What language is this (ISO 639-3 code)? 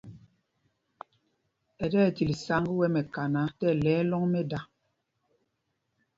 mgg